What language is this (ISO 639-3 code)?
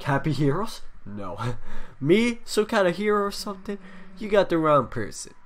eng